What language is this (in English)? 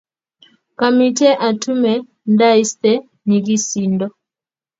Kalenjin